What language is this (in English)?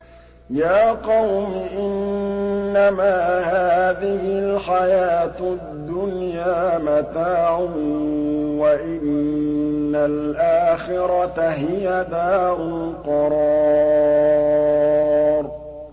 Arabic